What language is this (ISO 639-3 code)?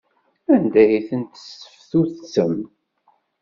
kab